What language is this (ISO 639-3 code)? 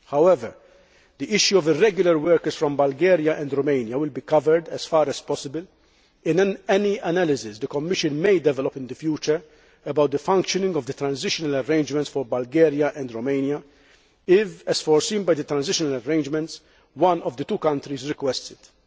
eng